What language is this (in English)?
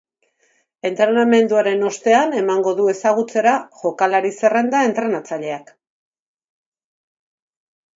Basque